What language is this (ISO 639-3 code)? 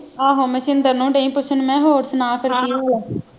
pan